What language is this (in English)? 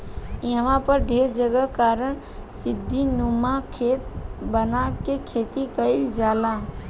Bhojpuri